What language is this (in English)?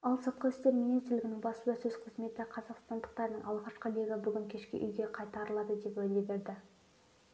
Kazakh